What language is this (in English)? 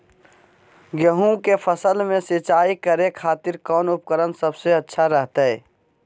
Magahi